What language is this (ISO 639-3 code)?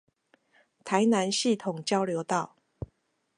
zho